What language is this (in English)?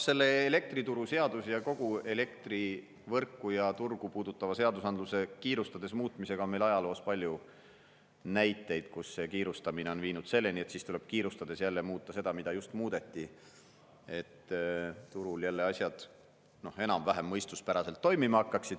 Estonian